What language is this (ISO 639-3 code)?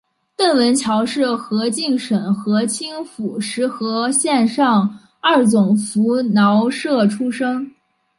zho